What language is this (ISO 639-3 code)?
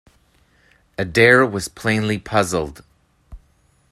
eng